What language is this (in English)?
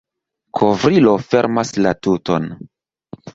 Esperanto